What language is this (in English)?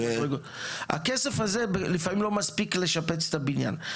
Hebrew